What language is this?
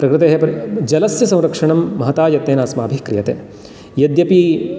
Sanskrit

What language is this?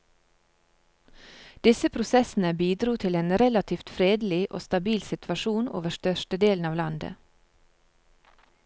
Norwegian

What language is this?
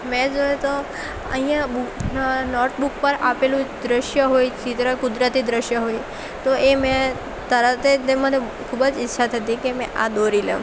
Gujarati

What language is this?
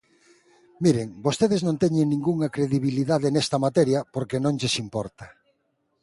Galician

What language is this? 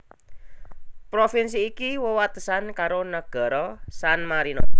Javanese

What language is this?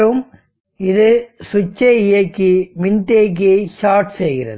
Tamil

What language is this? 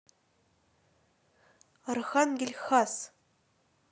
Russian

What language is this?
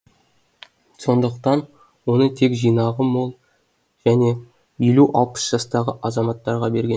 Kazakh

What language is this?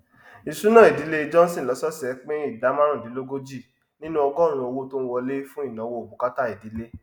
Yoruba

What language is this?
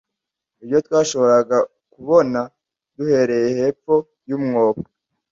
Kinyarwanda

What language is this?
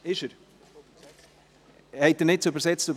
Swiss German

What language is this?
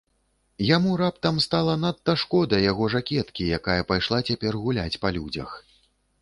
Belarusian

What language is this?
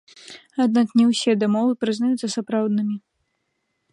Belarusian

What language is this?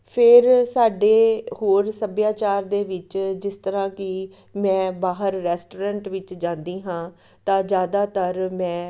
Punjabi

